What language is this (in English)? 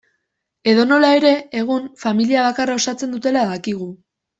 Basque